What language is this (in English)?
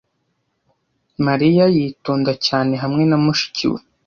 Kinyarwanda